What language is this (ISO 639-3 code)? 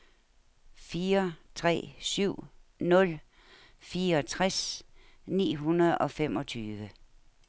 dan